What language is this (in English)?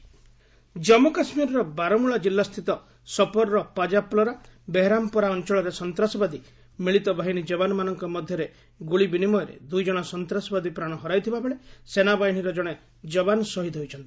Odia